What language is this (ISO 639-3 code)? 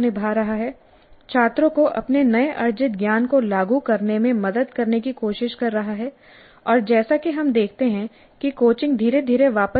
hin